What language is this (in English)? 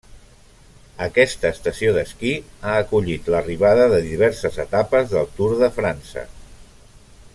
Catalan